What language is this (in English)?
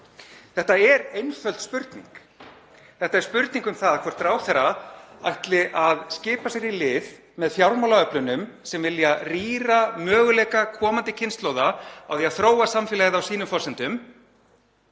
Icelandic